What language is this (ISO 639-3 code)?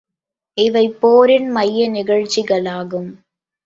tam